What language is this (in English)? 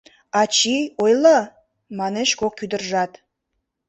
Mari